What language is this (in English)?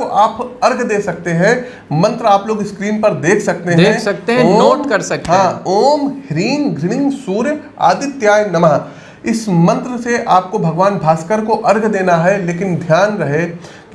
Hindi